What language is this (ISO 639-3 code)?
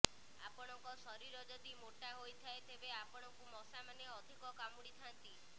ori